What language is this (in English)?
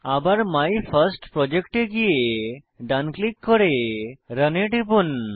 Bangla